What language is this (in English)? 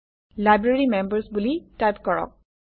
Assamese